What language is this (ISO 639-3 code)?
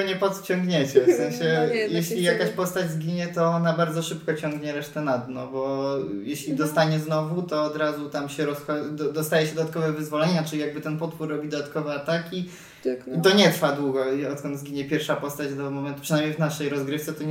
pol